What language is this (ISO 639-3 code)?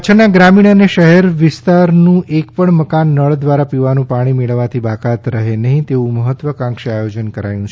guj